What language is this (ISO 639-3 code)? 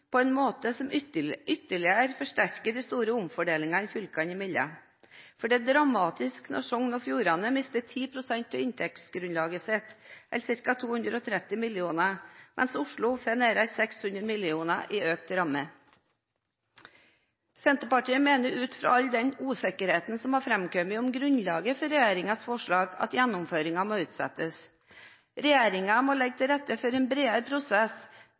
nob